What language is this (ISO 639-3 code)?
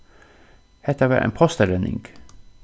fao